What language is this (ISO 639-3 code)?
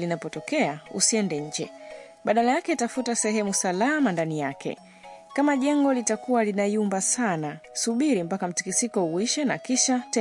swa